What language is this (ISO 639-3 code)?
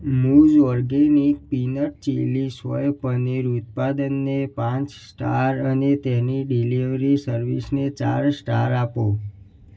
guj